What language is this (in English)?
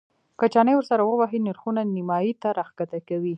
Pashto